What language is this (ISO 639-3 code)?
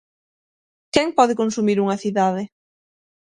glg